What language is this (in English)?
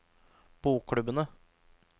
Norwegian